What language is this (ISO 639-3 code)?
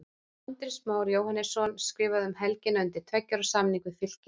isl